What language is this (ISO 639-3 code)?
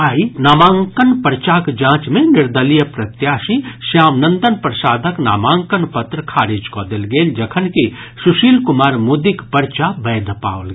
mai